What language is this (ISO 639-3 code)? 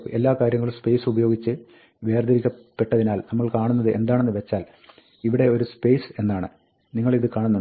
mal